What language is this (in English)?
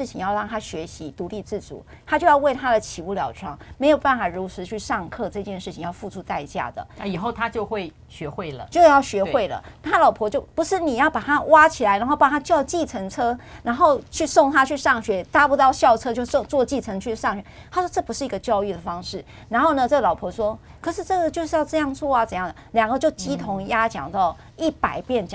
Chinese